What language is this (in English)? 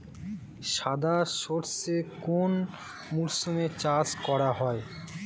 Bangla